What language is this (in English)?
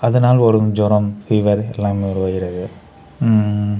Tamil